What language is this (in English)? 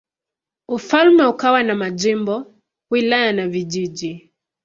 Swahili